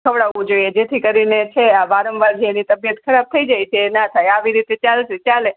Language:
Gujarati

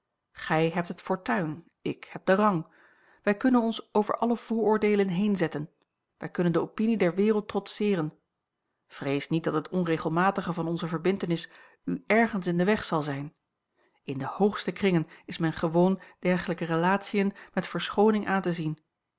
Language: Dutch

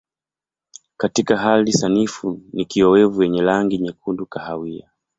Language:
Swahili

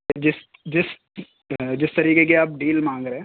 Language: Urdu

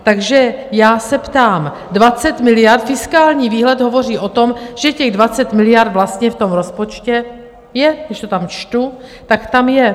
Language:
Czech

